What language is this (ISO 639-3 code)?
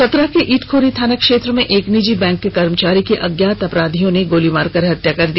hin